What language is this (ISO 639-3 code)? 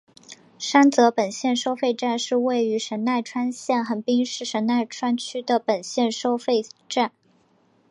zho